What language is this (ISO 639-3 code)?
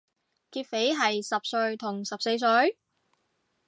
yue